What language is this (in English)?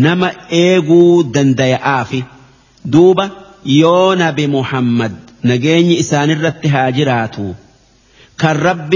Arabic